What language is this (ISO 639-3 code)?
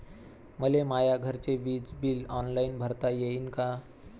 mar